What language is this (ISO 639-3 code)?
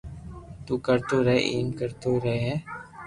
lrk